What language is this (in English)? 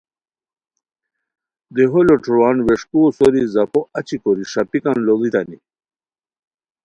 Khowar